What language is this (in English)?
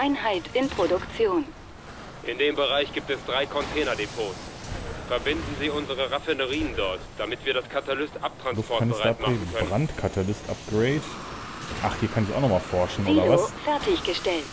German